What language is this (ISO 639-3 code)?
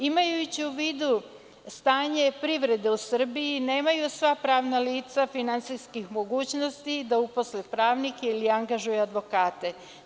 srp